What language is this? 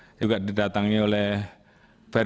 Indonesian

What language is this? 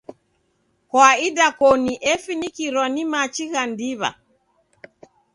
Taita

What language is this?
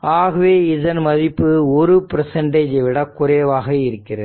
Tamil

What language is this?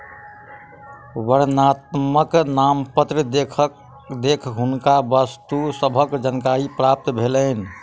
Maithili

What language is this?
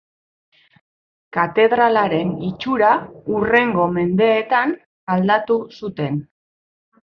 Basque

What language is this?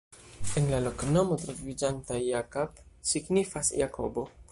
Esperanto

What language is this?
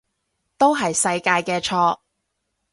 Cantonese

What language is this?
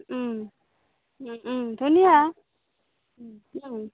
Assamese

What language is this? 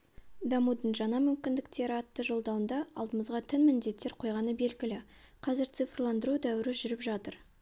Kazakh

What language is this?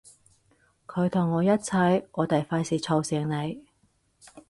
Cantonese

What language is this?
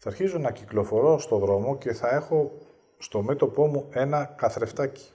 Greek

